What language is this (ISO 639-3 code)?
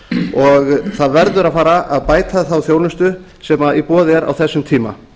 isl